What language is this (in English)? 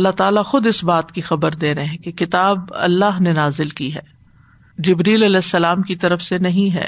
Urdu